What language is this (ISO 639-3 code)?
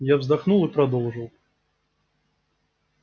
rus